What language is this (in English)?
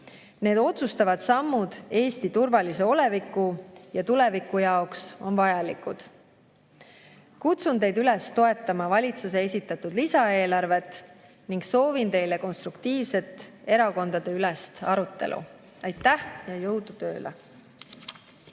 Estonian